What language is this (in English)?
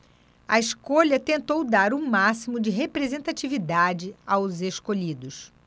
Portuguese